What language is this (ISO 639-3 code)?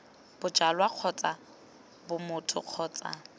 tsn